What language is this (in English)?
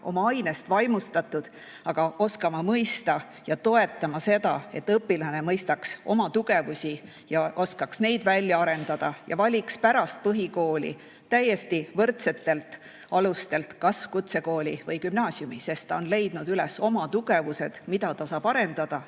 Estonian